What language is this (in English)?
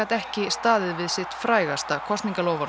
Icelandic